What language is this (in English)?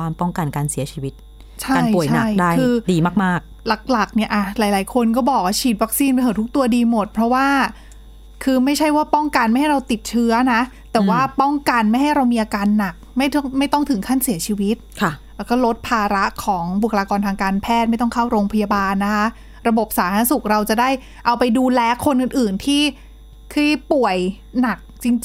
Thai